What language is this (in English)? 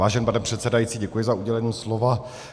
Czech